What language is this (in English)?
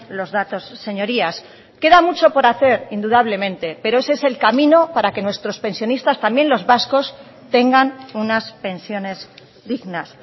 Spanish